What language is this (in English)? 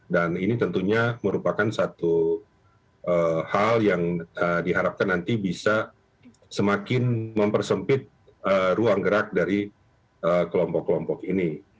Indonesian